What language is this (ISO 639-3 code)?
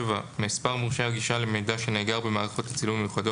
heb